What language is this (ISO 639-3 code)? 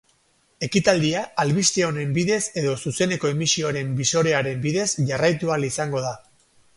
eus